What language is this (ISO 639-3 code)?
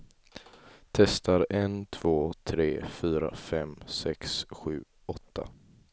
swe